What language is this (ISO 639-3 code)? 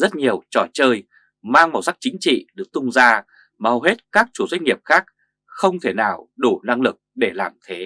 vie